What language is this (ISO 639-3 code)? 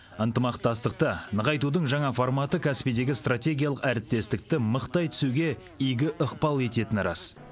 kaz